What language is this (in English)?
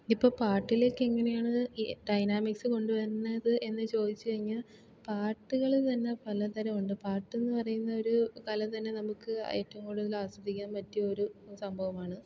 Malayalam